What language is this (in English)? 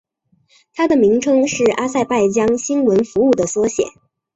Chinese